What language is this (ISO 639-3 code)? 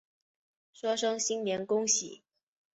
zho